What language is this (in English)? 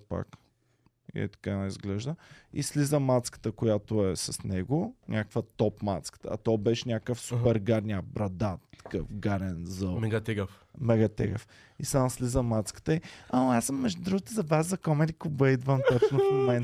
Bulgarian